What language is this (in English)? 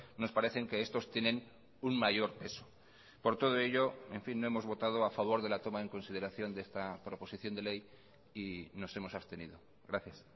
Spanish